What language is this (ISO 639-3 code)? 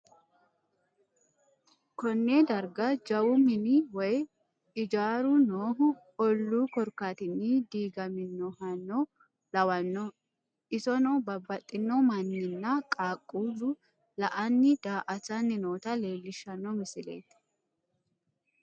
sid